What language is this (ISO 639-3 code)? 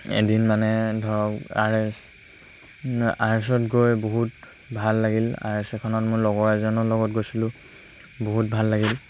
asm